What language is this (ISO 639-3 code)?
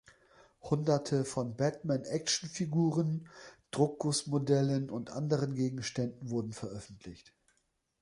deu